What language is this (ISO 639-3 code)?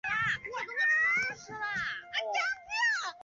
zho